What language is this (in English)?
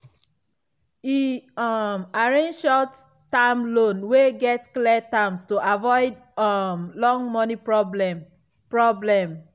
Nigerian Pidgin